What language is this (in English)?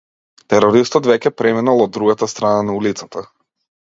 Macedonian